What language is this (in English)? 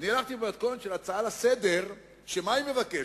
Hebrew